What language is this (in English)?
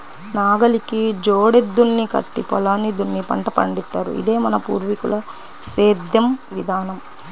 Telugu